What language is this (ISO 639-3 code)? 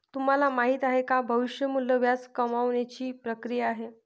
mar